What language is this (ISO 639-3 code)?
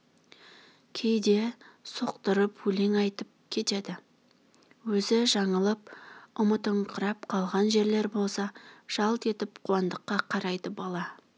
kaz